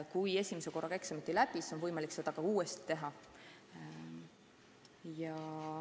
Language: Estonian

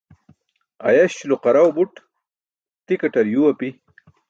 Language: Burushaski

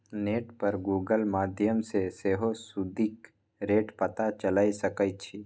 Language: Maithili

